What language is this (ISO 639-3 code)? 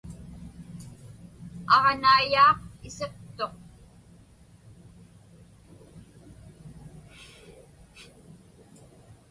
ipk